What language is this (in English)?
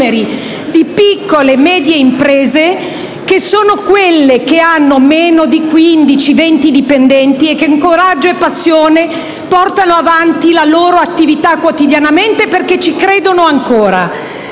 Italian